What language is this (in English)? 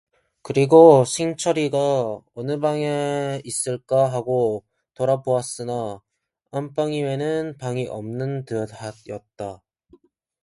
Korean